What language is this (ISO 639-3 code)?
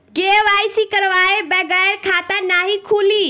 bho